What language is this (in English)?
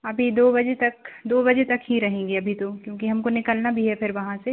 Hindi